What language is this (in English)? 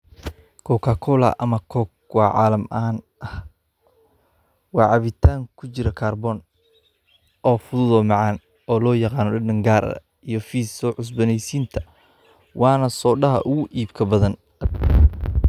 Somali